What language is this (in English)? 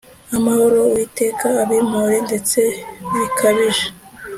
Kinyarwanda